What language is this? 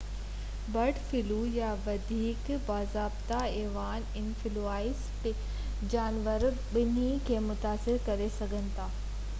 Sindhi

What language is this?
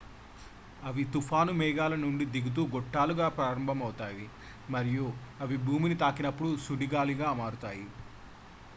Telugu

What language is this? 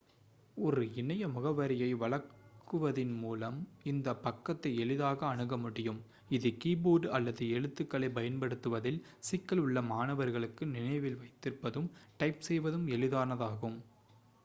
Tamil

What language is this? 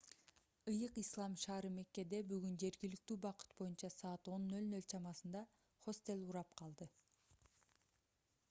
Kyrgyz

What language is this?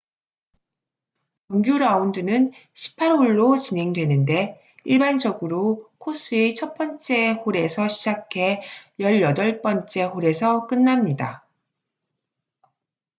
Korean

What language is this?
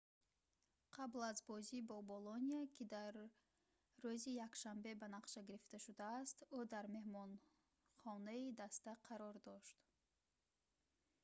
Tajik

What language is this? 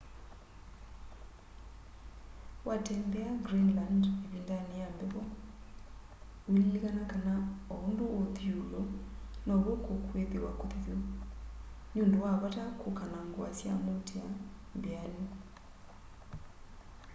Kamba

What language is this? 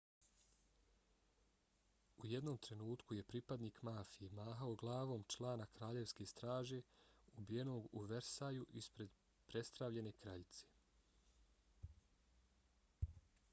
Bosnian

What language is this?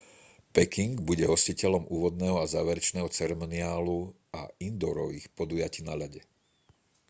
Slovak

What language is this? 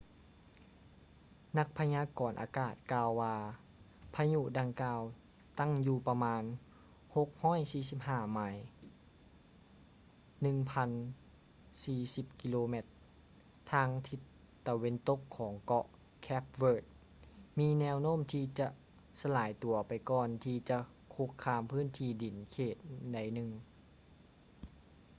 Lao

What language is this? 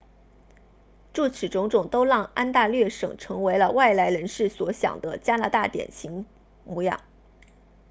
Chinese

